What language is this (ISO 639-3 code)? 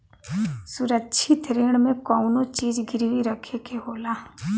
bho